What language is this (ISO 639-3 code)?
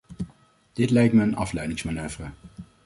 nld